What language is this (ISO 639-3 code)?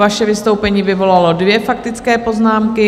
ces